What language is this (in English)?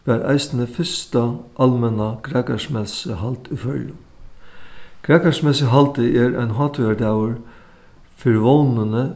Faroese